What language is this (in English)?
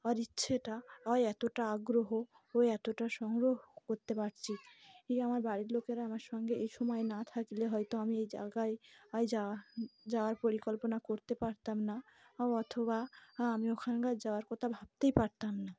Bangla